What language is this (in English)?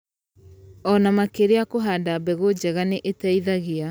Kikuyu